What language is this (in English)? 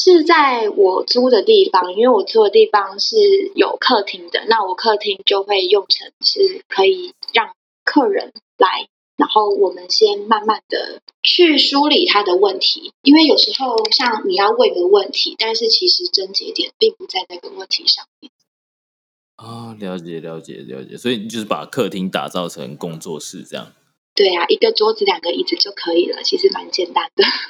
Chinese